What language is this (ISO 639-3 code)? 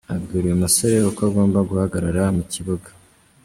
kin